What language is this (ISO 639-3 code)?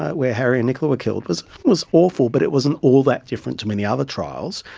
eng